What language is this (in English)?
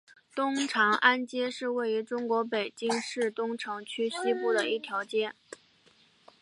Chinese